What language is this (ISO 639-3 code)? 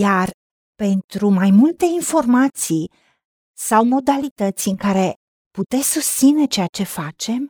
ron